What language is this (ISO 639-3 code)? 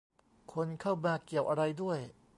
tha